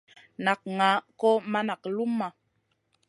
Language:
Masana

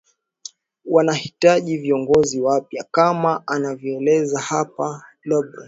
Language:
Swahili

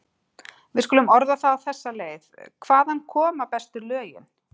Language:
Icelandic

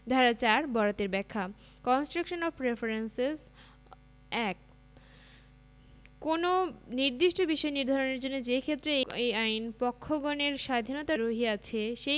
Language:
Bangla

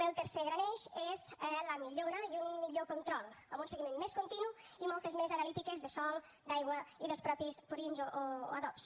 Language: Catalan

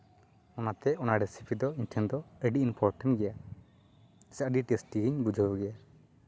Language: Santali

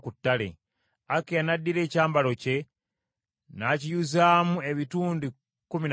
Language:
Ganda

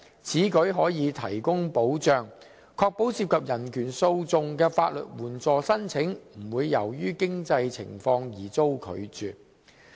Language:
Cantonese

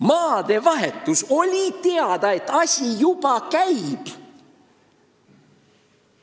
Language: Estonian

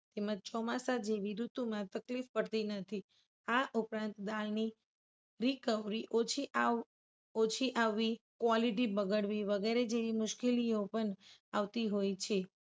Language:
Gujarati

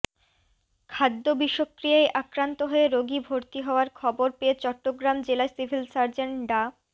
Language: Bangla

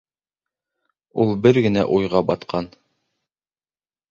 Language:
Bashkir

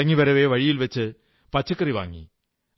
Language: Malayalam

